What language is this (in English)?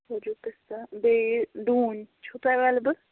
Kashmiri